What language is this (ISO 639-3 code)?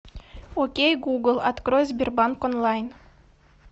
rus